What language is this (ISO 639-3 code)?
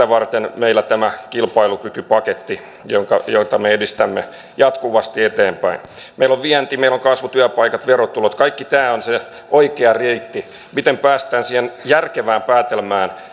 fin